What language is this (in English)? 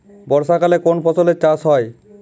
Bangla